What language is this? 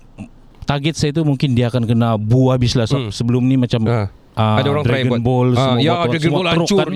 Malay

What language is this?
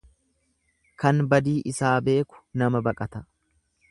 Oromo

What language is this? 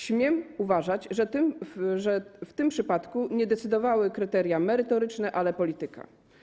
Polish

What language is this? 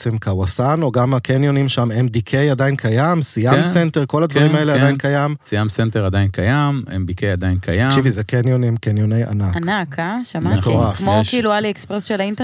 Hebrew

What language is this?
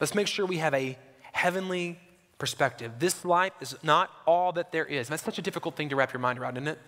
English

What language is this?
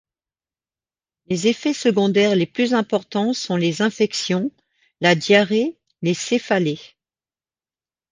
French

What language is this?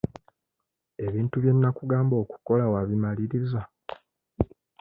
Ganda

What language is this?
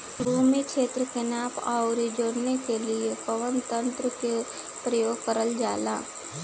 Bhojpuri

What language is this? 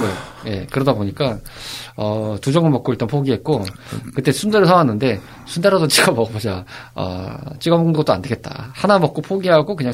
Korean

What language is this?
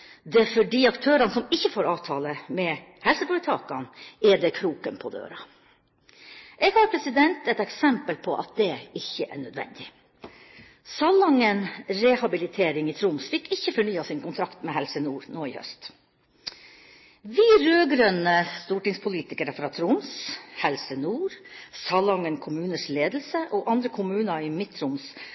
Norwegian Bokmål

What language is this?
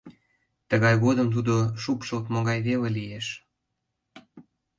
Mari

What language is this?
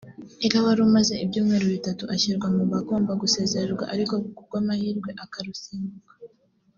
Kinyarwanda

